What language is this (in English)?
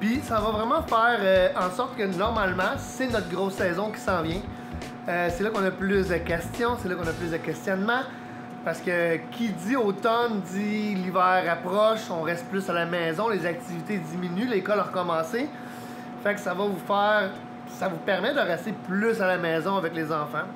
French